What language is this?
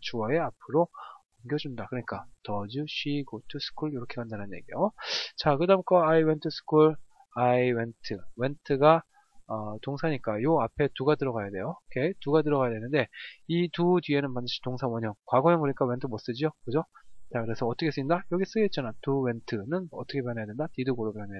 Korean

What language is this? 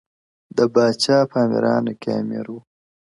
Pashto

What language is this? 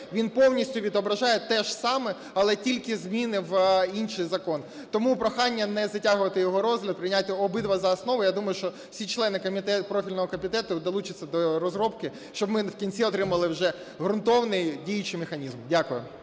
Ukrainian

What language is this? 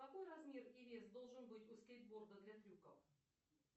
Russian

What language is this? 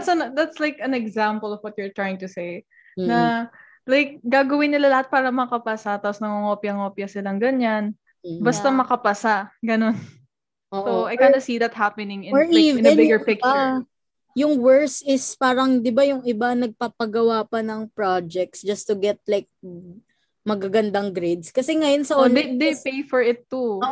Filipino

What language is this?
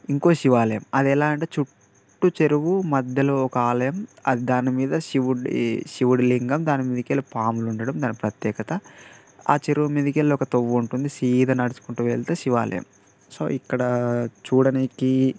Telugu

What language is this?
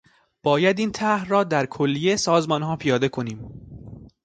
Persian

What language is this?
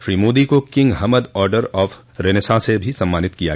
Hindi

